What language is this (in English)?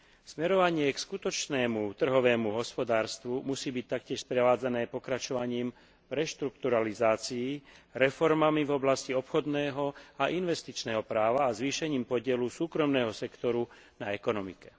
Slovak